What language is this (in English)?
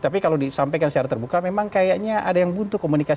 Indonesian